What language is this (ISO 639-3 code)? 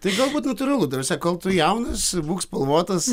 lit